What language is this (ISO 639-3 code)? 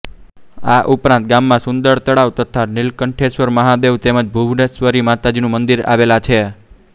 guj